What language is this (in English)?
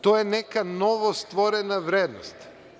Serbian